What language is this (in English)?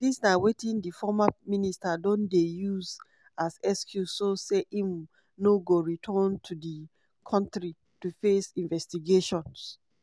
Nigerian Pidgin